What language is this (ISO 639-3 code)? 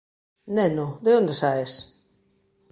glg